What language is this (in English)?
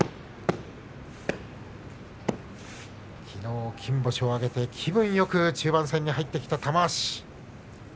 Japanese